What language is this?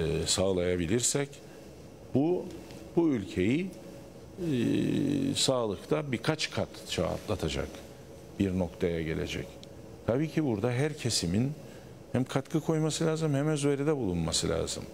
Turkish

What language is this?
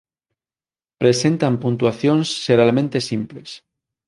Galician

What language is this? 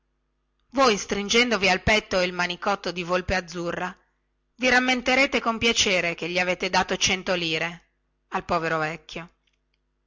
Italian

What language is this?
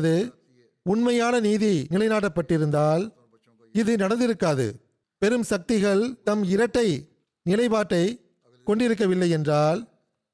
Tamil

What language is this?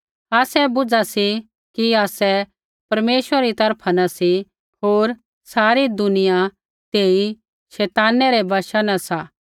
Kullu Pahari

